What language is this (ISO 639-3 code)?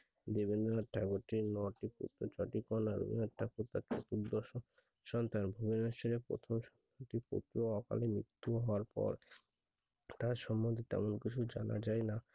ben